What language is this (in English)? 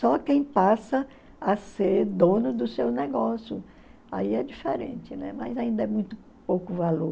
Portuguese